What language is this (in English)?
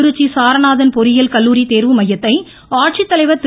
Tamil